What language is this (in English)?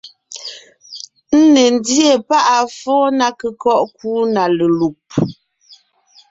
Ngiemboon